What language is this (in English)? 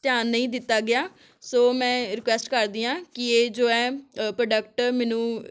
Punjabi